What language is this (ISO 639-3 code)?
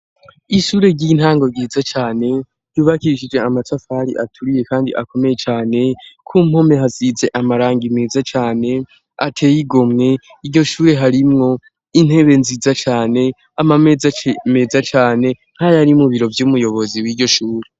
run